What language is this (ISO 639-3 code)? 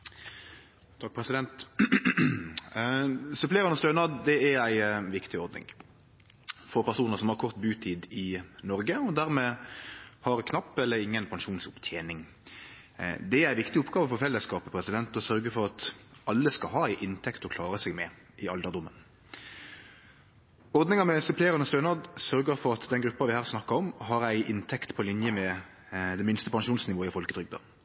nno